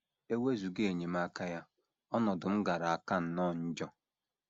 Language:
Igbo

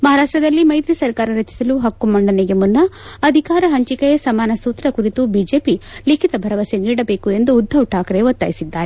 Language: Kannada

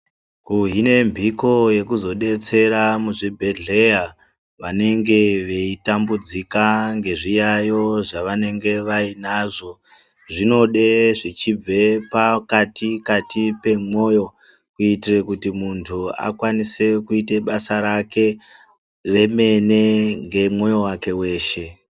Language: Ndau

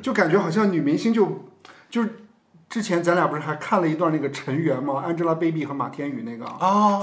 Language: Chinese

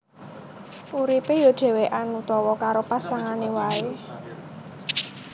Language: Javanese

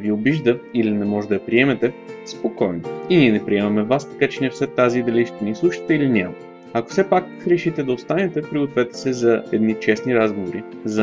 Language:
Bulgarian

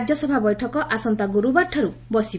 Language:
Odia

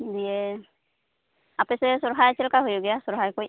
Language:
Santali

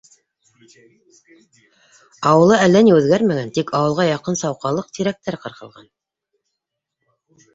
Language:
Bashkir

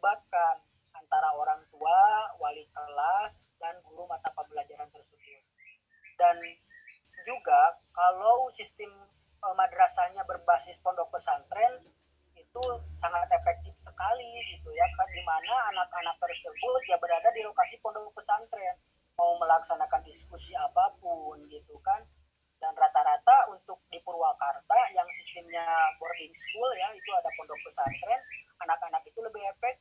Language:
Indonesian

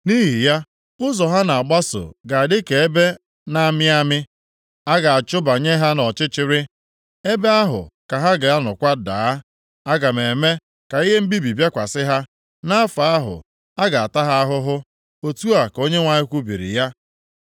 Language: Igbo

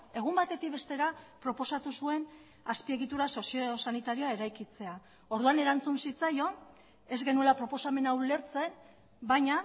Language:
Basque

